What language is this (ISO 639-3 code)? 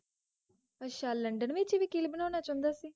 pan